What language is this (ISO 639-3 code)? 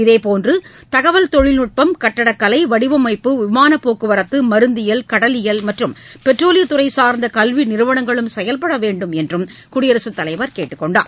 tam